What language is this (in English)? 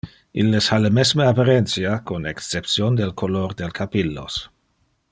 Interlingua